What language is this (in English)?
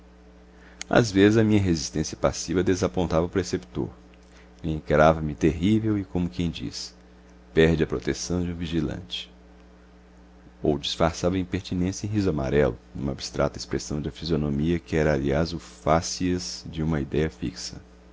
Portuguese